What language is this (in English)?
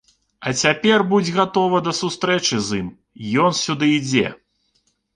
Belarusian